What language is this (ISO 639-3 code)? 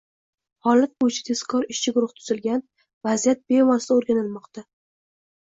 uzb